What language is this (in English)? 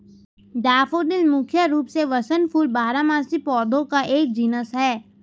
Hindi